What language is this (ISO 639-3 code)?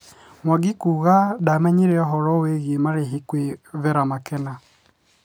kik